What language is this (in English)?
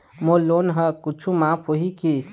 Chhattisgarhi